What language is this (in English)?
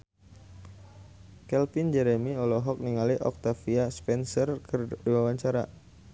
Sundanese